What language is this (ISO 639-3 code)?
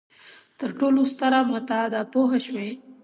pus